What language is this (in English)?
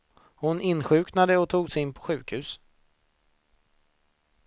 Swedish